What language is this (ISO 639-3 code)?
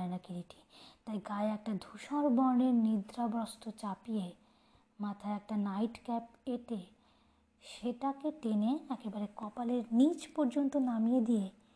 ben